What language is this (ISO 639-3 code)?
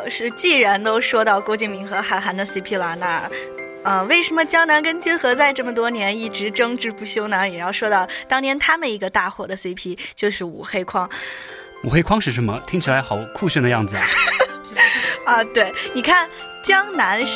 zho